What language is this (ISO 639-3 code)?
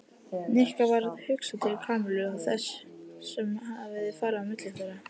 isl